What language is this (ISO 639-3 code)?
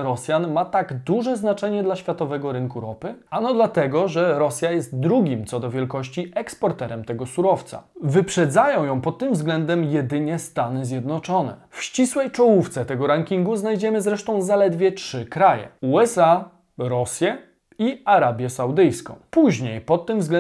pol